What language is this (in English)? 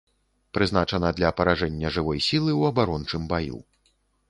Belarusian